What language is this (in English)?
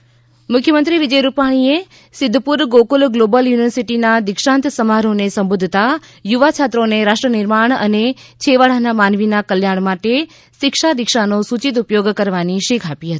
Gujarati